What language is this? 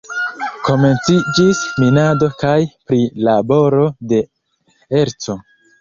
Esperanto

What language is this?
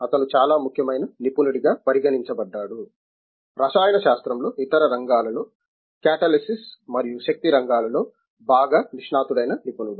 Telugu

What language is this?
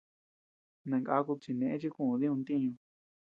Tepeuxila Cuicatec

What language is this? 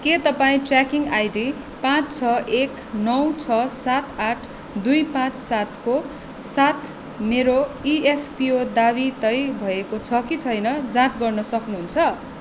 Nepali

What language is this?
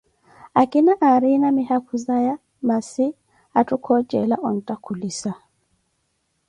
Koti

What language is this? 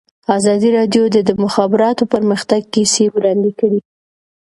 Pashto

